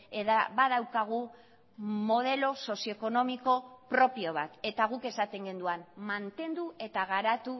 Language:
Basque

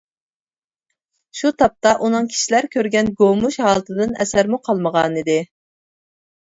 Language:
Uyghur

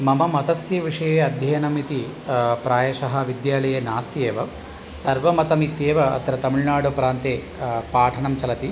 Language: Sanskrit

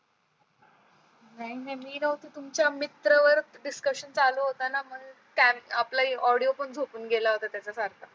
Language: Marathi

